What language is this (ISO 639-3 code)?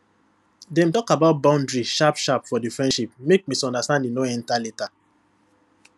pcm